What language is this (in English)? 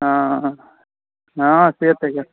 Maithili